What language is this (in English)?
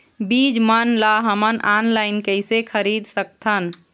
Chhattisgarhi